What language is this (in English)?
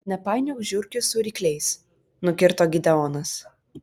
Lithuanian